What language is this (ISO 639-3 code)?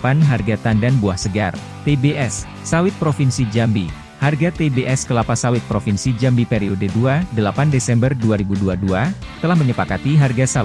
ind